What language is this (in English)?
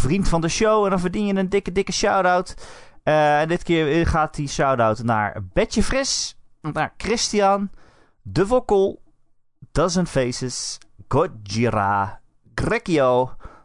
Dutch